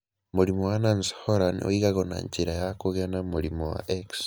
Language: Kikuyu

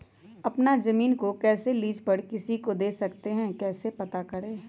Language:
Magahi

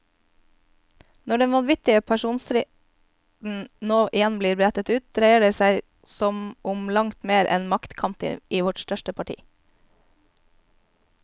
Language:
Norwegian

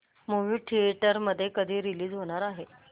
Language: Marathi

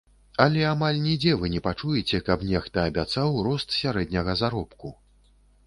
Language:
Belarusian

